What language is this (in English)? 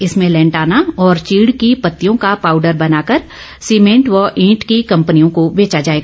Hindi